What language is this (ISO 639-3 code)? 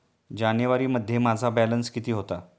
mar